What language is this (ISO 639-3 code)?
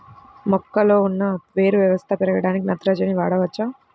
tel